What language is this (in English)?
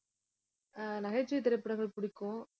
Tamil